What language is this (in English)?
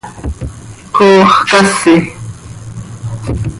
Seri